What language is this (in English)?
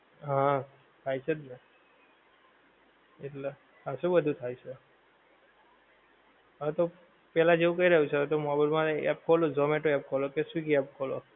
Gujarati